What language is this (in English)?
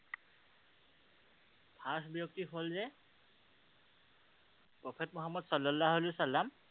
Assamese